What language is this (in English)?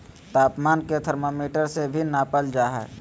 Magahi